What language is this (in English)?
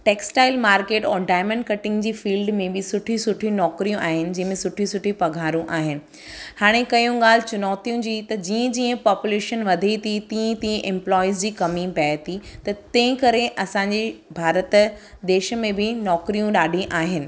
Sindhi